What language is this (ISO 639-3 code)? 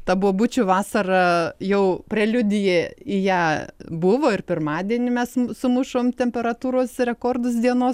lit